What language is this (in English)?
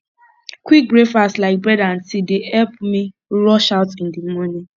Nigerian Pidgin